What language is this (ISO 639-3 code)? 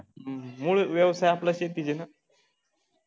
mar